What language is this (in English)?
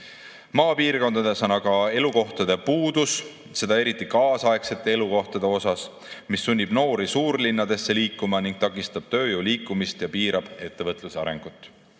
Estonian